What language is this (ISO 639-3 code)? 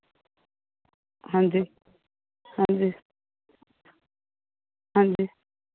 pan